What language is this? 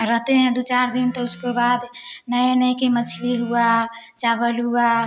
Hindi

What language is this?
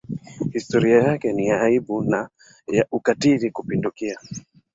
Swahili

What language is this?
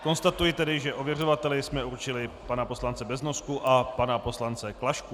Czech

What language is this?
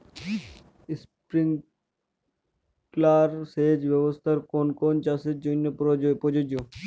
Bangla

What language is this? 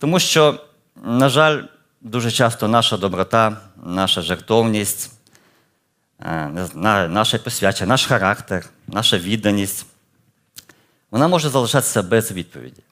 Ukrainian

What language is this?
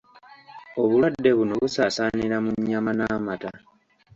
Ganda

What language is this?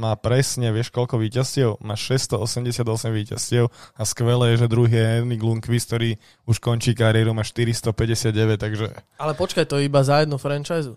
Slovak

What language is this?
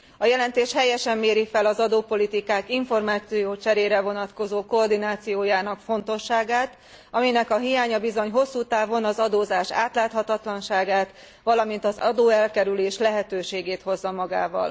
Hungarian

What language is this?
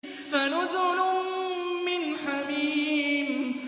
Arabic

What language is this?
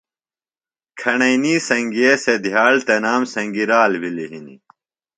Phalura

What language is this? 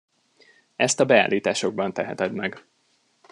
Hungarian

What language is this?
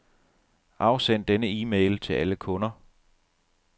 Danish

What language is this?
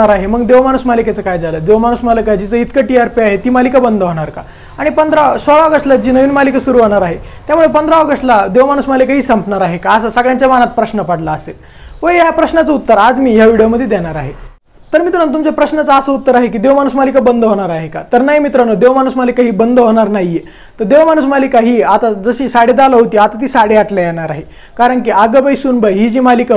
Hindi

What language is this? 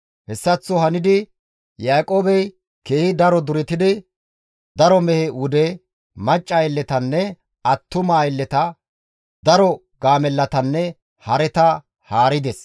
Gamo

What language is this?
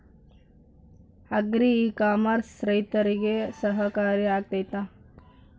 Kannada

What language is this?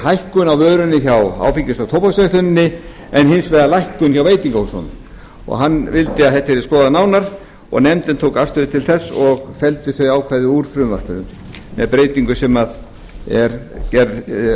Icelandic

